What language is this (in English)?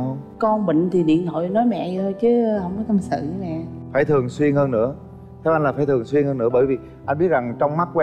Vietnamese